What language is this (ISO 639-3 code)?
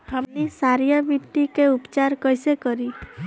bho